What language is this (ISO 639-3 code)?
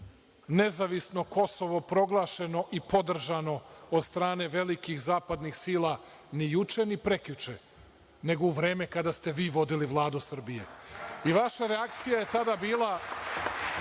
srp